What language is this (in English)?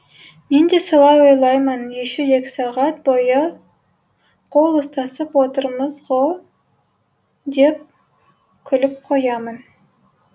Kazakh